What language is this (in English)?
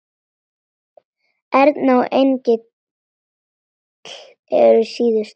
Icelandic